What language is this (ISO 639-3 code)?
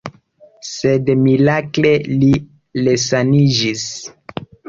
epo